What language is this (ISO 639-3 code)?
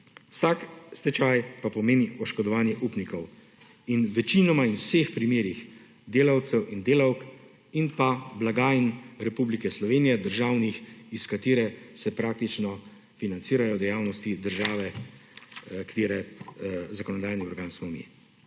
slv